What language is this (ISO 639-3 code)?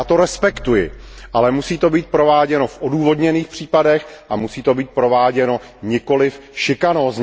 ces